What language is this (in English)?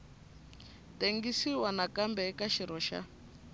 Tsonga